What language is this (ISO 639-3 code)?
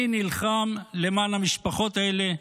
heb